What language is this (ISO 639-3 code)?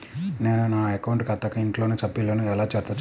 tel